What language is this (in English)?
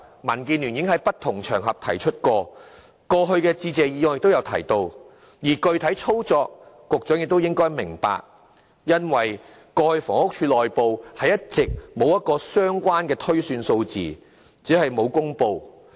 Cantonese